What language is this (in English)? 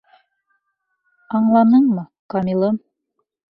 Bashkir